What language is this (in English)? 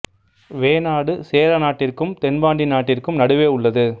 Tamil